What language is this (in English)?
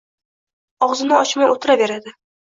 Uzbek